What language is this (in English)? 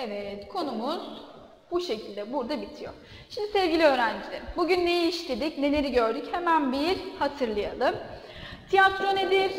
Turkish